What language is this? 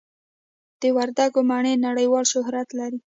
Pashto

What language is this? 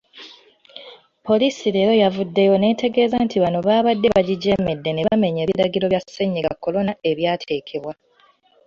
Ganda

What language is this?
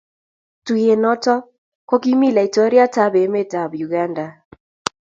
Kalenjin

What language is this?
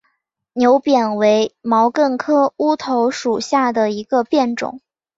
Chinese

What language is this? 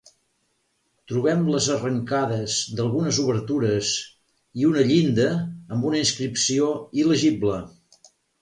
Catalan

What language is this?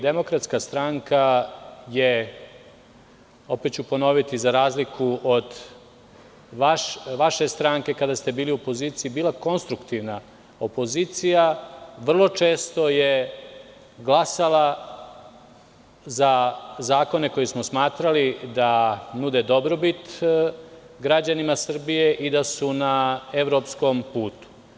Serbian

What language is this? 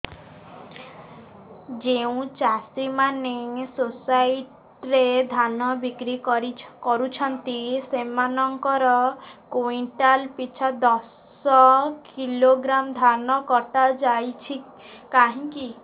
Odia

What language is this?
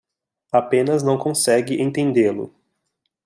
Portuguese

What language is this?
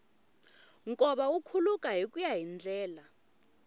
Tsonga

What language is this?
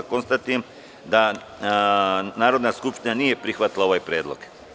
Serbian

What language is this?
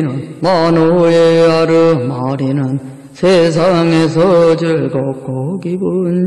Korean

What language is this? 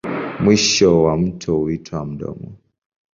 Swahili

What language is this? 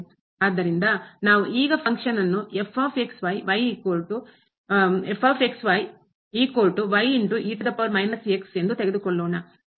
Kannada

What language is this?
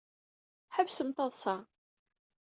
Kabyle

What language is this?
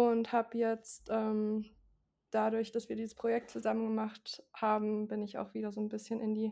German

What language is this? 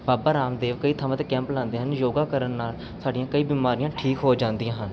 Punjabi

